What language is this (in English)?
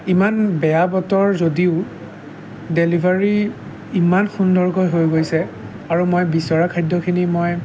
Assamese